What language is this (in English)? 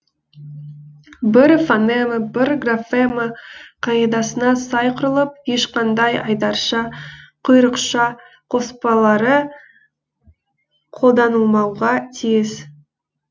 Kazakh